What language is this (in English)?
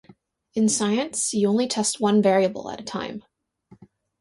English